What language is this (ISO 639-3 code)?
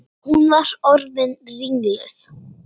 isl